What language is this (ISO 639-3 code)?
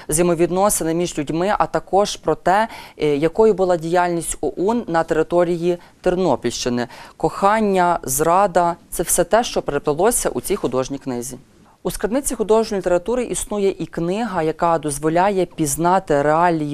ukr